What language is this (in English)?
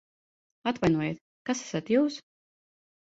Latvian